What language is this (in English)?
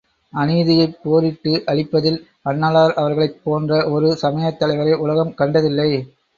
Tamil